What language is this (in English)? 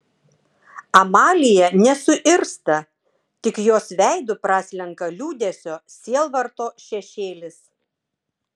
Lithuanian